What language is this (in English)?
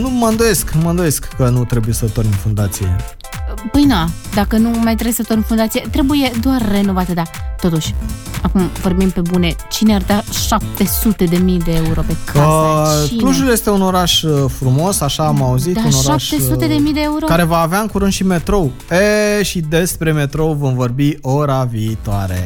Romanian